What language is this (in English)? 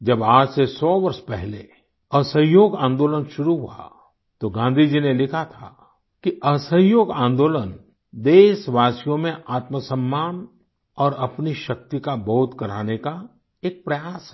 Hindi